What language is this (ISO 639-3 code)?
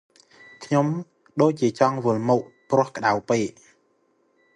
khm